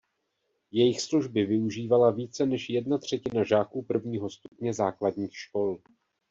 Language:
Czech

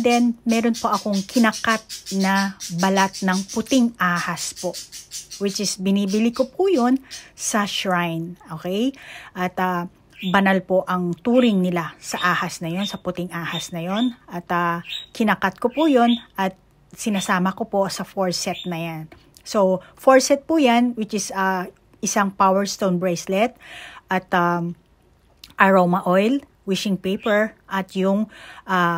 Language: Filipino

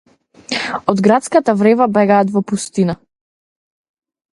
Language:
Macedonian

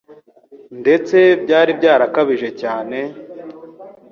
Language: Kinyarwanda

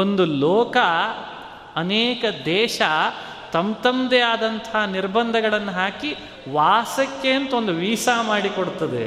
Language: Kannada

